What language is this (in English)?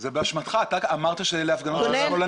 Hebrew